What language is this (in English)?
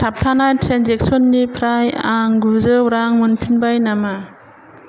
Bodo